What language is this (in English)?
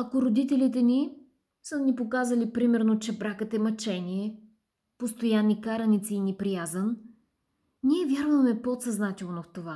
Bulgarian